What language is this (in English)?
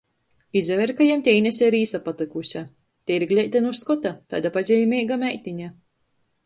Latgalian